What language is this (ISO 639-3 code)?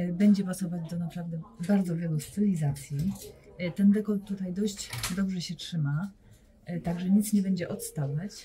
pol